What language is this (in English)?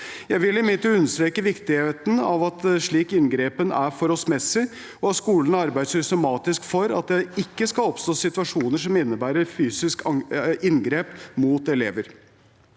Norwegian